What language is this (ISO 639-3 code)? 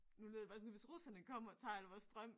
dan